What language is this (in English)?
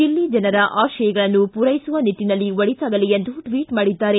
Kannada